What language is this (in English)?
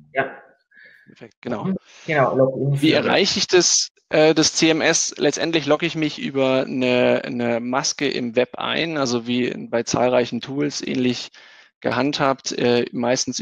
German